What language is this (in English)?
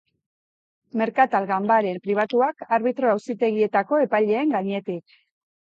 Basque